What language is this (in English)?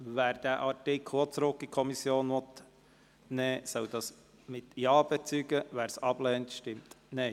Swiss German